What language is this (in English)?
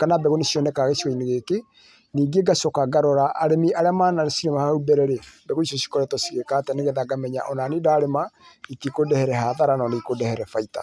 Kikuyu